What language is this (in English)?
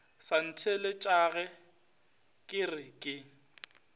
Northern Sotho